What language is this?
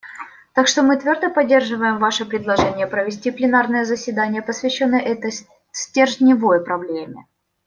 Russian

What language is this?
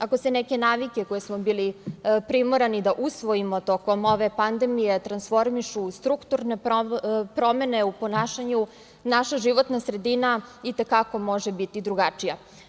Serbian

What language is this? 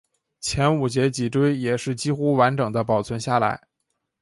Chinese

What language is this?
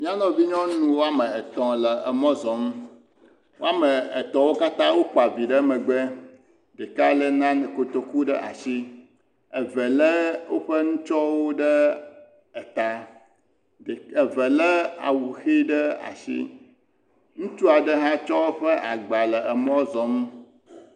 Ewe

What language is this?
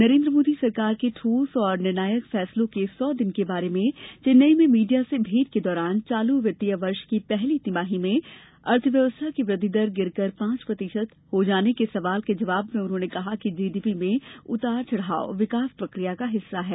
Hindi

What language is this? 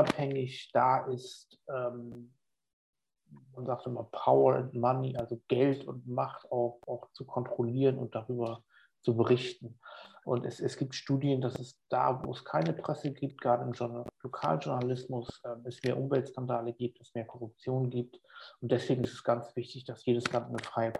German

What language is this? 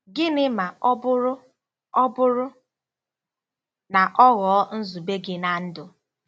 Igbo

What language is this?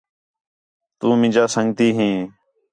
Khetrani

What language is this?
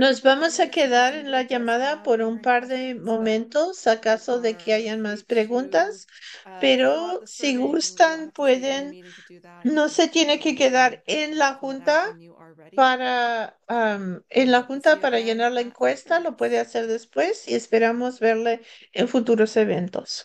Spanish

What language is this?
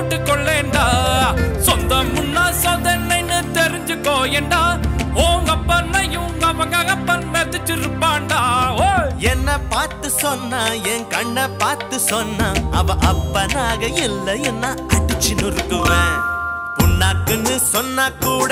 Thai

